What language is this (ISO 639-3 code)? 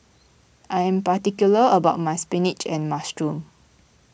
eng